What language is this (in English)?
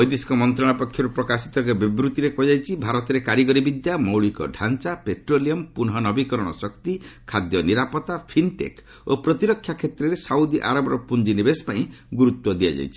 Odia